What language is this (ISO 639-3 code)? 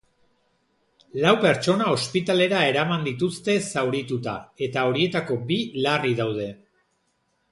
eus